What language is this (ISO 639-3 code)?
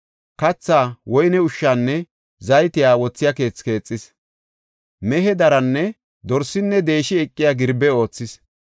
gof